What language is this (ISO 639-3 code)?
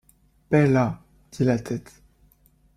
fra